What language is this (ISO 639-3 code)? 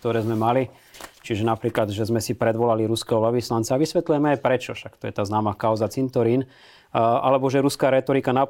slk